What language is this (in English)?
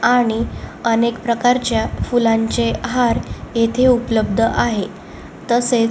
Marathi